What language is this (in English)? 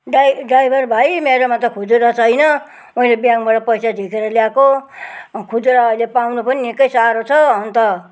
Nepali